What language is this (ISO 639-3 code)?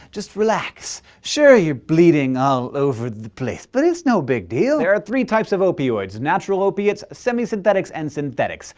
eng